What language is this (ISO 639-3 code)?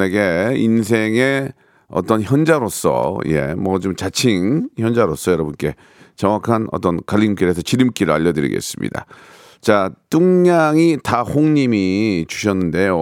kor